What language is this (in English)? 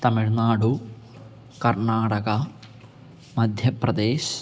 Sanskrit